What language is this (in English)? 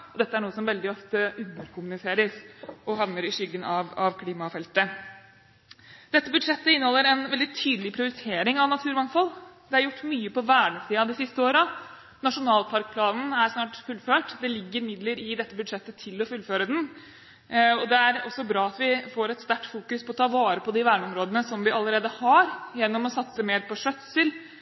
Norwegian Bokmål